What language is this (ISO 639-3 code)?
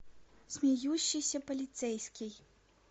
rus